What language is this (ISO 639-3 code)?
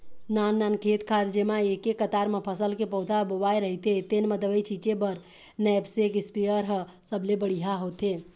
hne